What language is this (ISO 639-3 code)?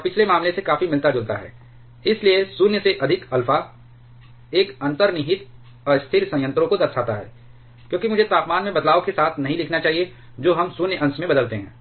hin